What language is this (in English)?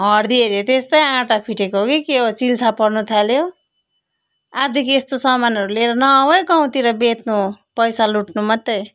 Nepali